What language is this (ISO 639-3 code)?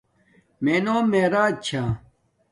dmk